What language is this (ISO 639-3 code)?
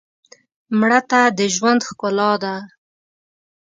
pus